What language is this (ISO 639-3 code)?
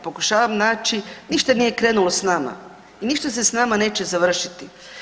hrv